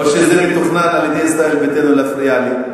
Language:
Hebrew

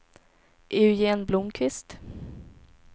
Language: Swedish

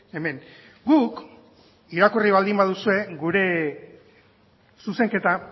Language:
Basque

